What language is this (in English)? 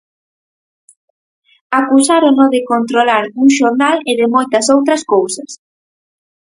Galician